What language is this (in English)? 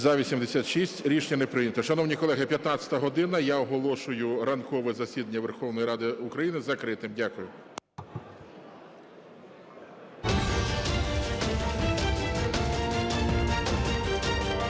Ukrainian